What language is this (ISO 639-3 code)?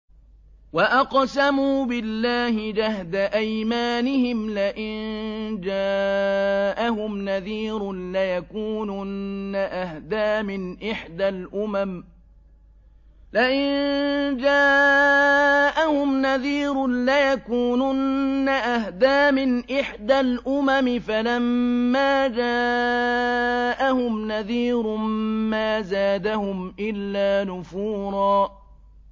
ara